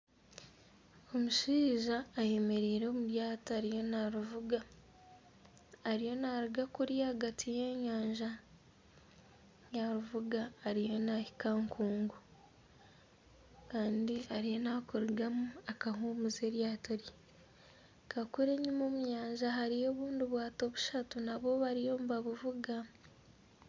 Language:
Nyankole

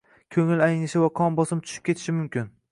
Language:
Uzbek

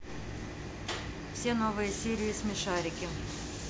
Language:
Russian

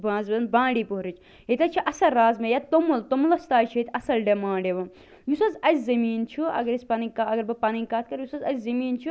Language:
Kashmiri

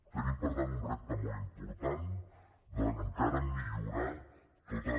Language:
Catalan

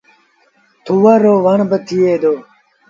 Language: Sindhi Bhil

